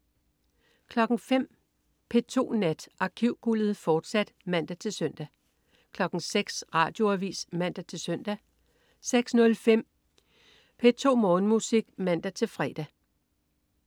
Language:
Danish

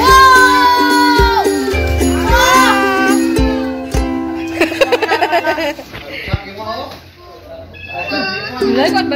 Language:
Indonesian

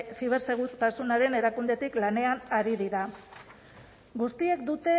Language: Basque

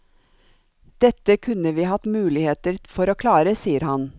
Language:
Norwegian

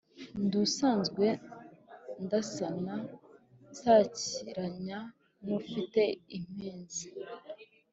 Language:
Kinyarwanda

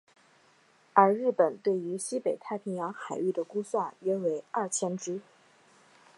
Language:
Chinese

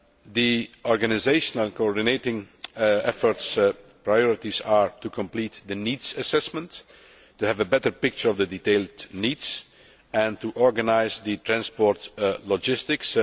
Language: English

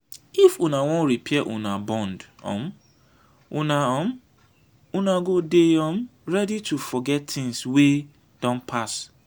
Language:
Nigerian Pidgin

